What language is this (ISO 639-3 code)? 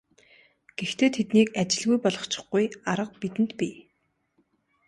mon